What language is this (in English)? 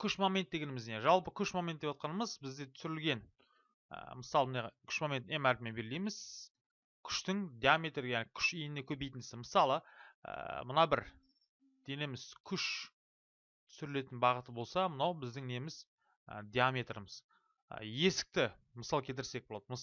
Turkish